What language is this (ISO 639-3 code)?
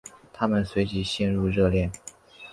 zho